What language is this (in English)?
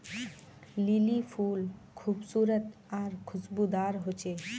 Magahi